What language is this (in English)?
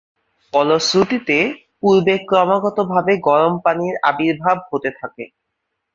Bangla